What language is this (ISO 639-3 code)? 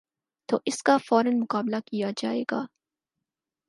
urd